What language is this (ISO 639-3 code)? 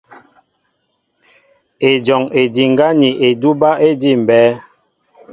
mbo